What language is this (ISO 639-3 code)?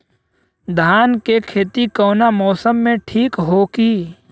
bho